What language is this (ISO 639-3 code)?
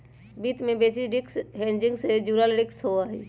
mag